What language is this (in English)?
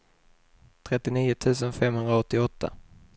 Swedish